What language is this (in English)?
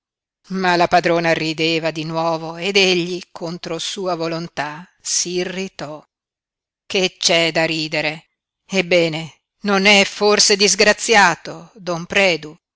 Italian